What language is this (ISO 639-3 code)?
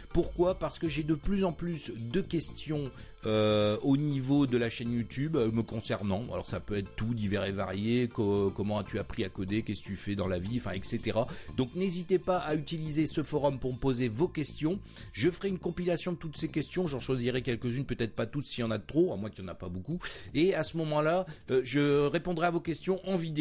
fra